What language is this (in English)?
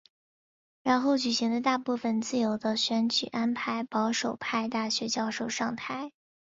Chinese